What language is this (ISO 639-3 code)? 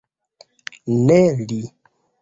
epo